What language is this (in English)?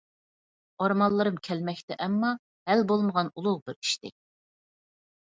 Uyghur